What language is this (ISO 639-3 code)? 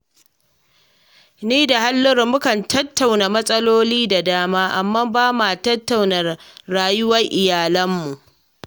hau